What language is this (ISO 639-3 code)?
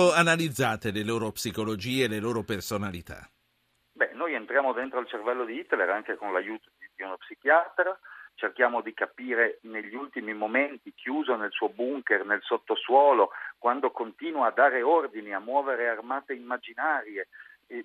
ita